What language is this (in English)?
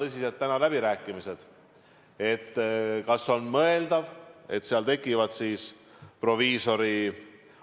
Estonian